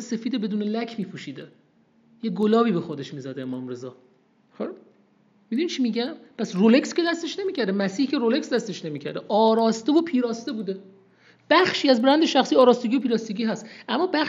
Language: Persian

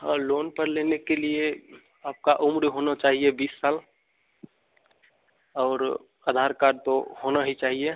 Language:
Hindi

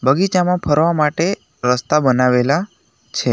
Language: Gujarati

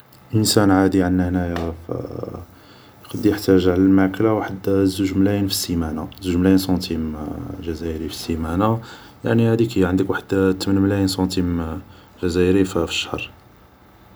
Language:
Algerian Arabic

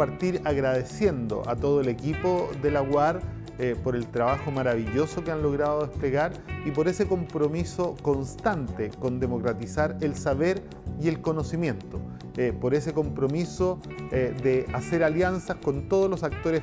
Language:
Spanish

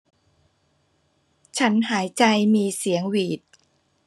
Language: Thai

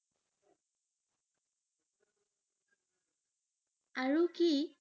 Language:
Assamese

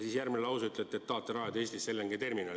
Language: Estonian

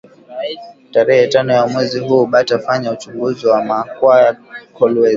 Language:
Swahili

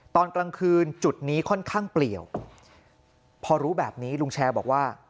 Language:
Thai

